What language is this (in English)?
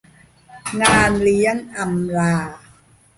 Thai